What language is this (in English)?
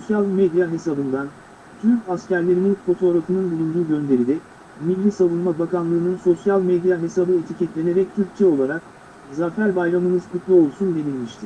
Turkish